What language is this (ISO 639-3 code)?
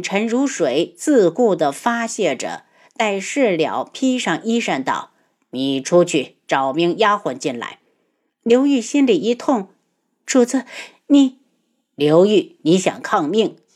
zho